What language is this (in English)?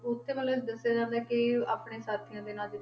Punjabi